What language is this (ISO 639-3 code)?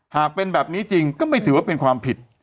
tha